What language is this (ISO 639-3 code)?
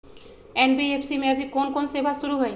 mag